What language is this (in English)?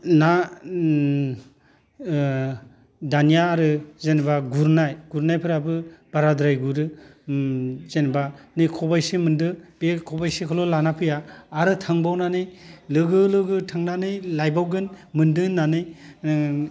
Bodo